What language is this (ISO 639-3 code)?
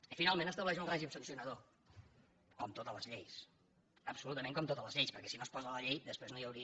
cat